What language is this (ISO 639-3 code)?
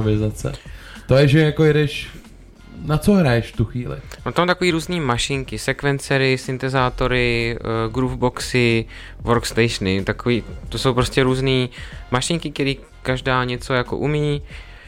ces